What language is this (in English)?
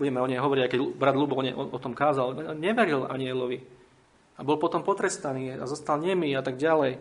Slovak